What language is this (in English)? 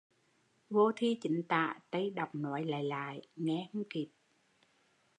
Vietnamese